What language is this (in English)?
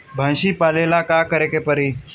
Bhojpuri